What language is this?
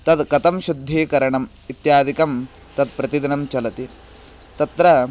Sanskrit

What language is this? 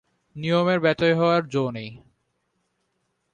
Bangla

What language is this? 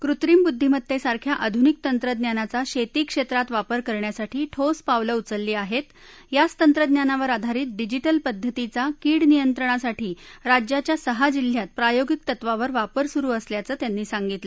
Marathi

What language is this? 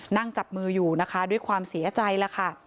Thai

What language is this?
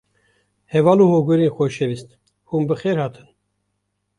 Kurdish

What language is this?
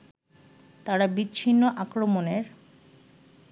Bangla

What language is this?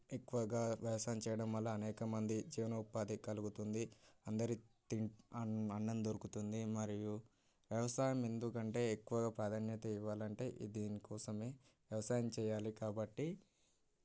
Telugu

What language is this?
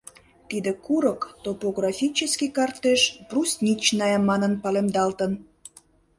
Mari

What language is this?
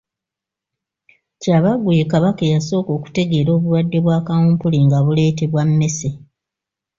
Ganda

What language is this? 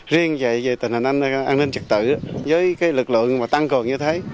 Vietnamese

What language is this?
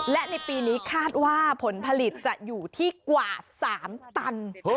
Thai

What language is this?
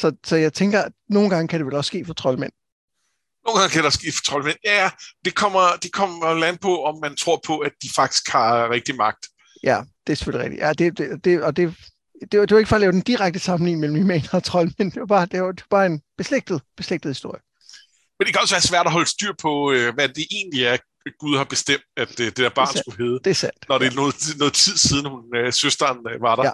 Danish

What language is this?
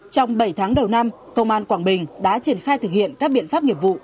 Vietnamese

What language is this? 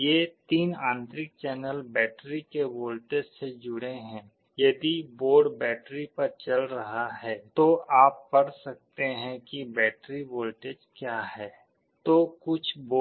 Hindi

